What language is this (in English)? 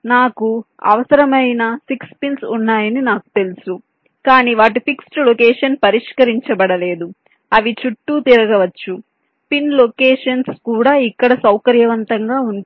Telugu